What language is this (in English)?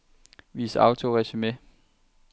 Danish